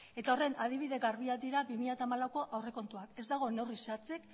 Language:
Basque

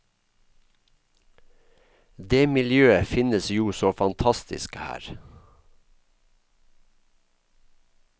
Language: Norwegian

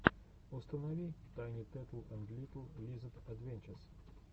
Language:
Russian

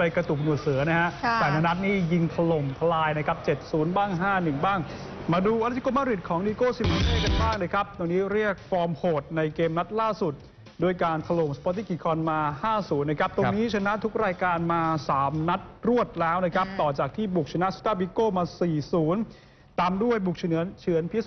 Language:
Thai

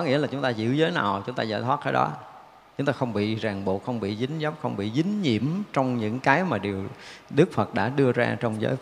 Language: Vietnamese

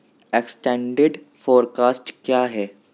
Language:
Urdu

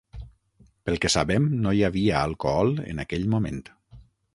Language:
Catalan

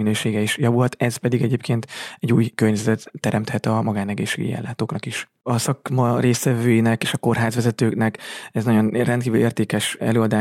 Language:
Hungarian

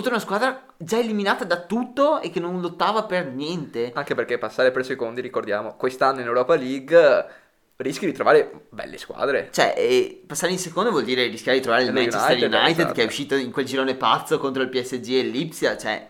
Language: Italian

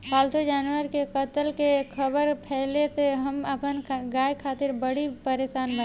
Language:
Bhojpuri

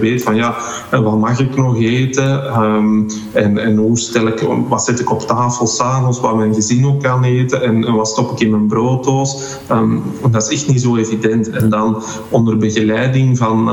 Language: Dutch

